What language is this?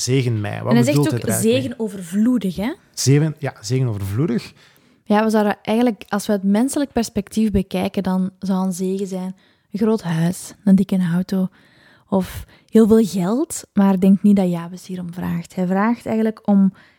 Dutch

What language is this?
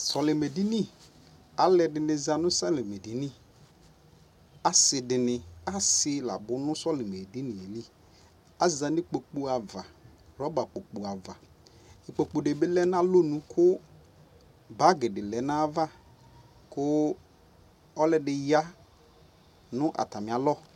Ikposo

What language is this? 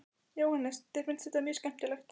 Icelandic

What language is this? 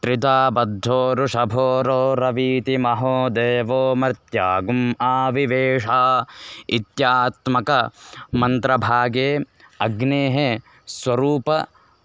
Sanskrit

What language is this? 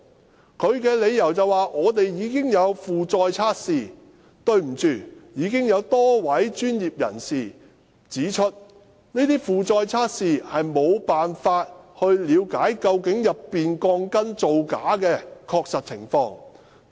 Cantonese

